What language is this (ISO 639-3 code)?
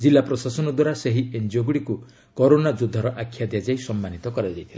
ori